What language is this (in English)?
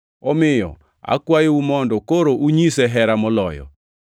Luo (Kenya and Tanzania)